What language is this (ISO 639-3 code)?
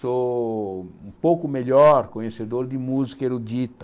por